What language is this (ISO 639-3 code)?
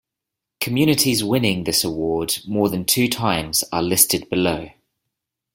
eng